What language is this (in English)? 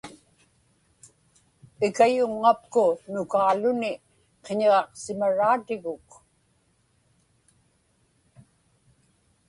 Inupiaq